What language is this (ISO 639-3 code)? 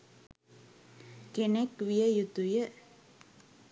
sin